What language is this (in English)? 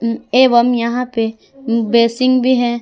Hindi